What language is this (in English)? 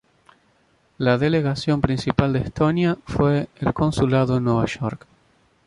Spanish